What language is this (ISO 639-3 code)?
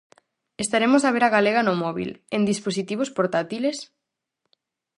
glg